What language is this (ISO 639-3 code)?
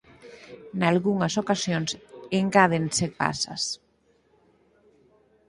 glg